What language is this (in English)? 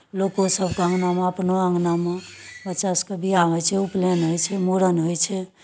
Maithili